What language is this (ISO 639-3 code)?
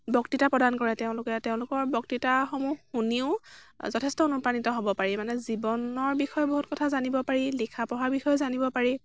asm